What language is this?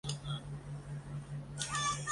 Chinese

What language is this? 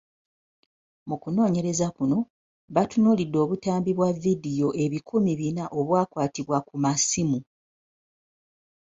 Ganda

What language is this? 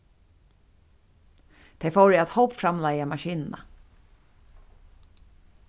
Faroese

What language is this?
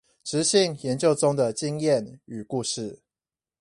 Chinese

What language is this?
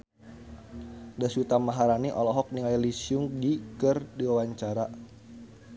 Sundanese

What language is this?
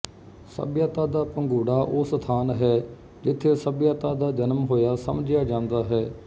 Punjabi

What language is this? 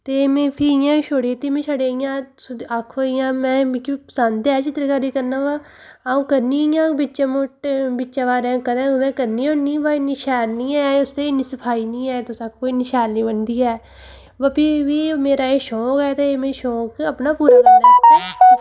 Dogri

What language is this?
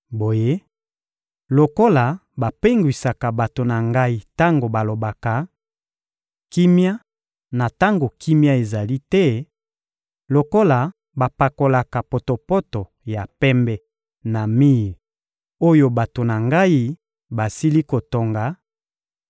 Lingala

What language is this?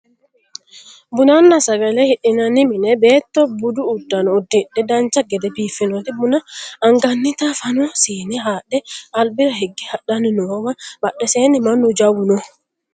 Sidamo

